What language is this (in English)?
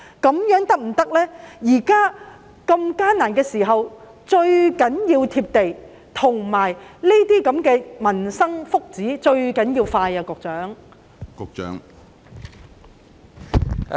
Cantonese